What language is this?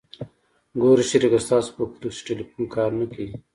Pashto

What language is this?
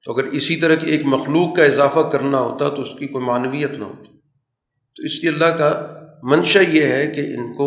Urdu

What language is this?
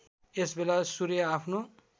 Nepali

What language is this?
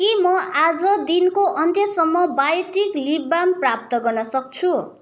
Nepali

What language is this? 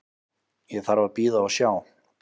Icelandic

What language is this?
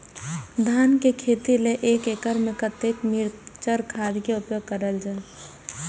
Maithili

